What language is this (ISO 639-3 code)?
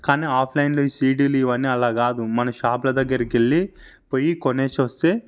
tel